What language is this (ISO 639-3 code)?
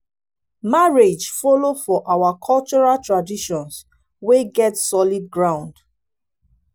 pcm